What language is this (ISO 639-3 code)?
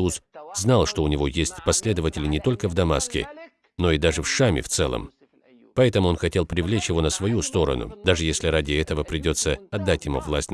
rus